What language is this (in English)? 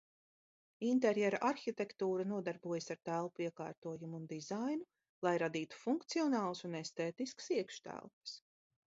Latvian